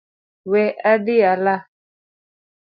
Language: Luo (Kenya and Tanzania)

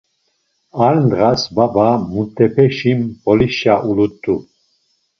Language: Laz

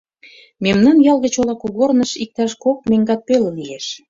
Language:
Mari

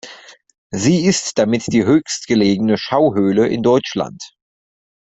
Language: German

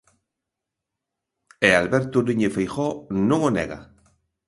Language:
Galician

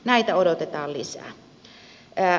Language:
Finnish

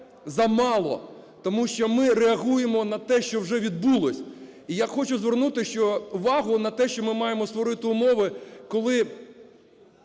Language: Ukrainian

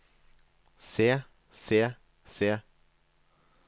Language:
Norwegian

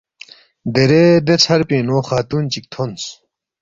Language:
Balti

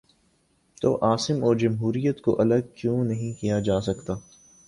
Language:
Urdu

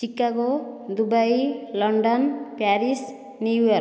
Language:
Odia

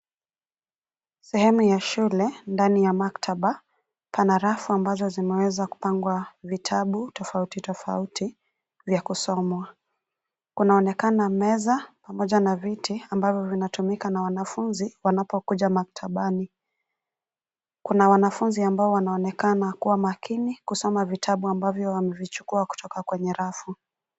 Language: Swahili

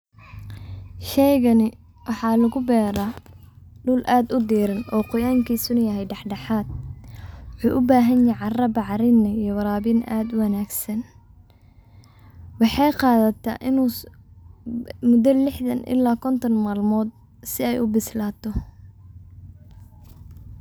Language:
Somali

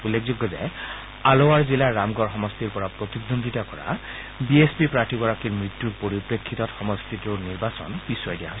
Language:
Assamese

